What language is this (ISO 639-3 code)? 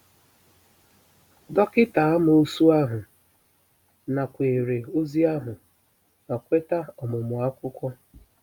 ibo